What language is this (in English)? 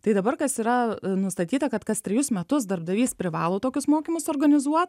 Lithuanian